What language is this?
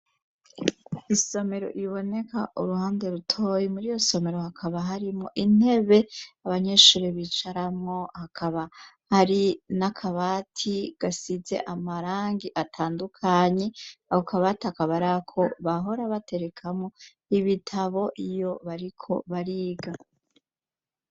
Rundi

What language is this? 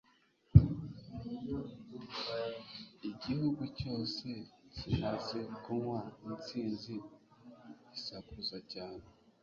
Kinyarwanda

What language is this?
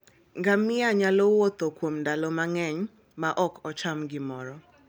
Luo (Kenya and Tanzania)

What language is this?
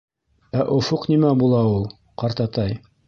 Bashkir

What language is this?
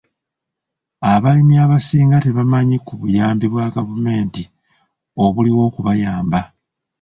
Ganda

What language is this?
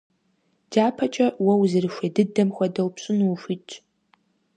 Kabardian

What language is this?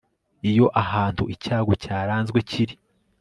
Kinyarwanda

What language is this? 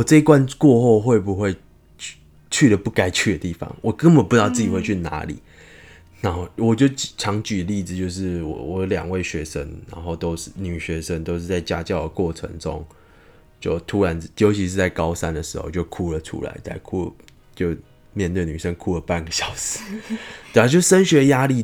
Chinese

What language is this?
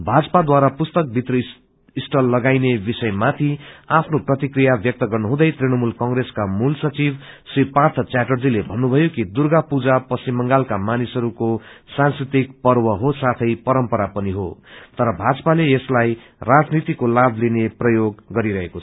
Nepali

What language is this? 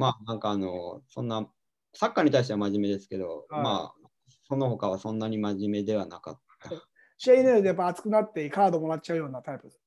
Japanese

